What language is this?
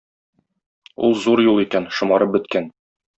Tatar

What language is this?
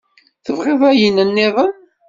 Kabyle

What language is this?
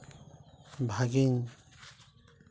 Santali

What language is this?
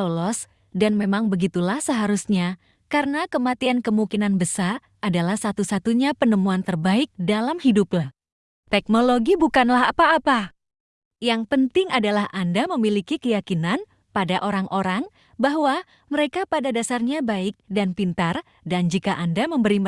Indonesian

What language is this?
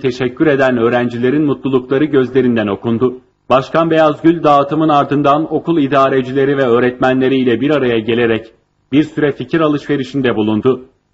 Turkish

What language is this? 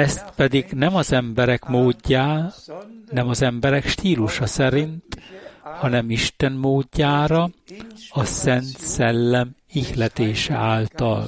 Hungarian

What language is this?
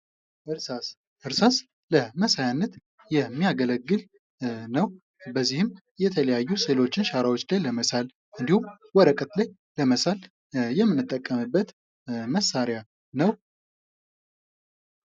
Amharic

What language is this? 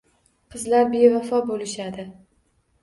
Uzbek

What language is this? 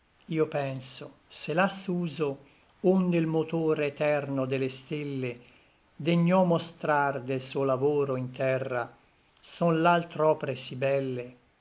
Italian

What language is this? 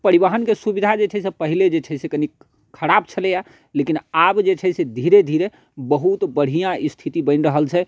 Maithili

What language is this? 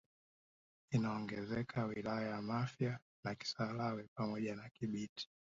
Swahili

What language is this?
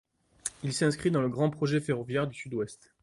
French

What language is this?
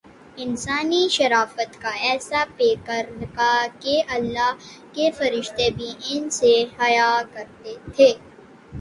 Urdu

